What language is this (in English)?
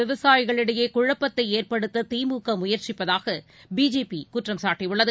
Tamil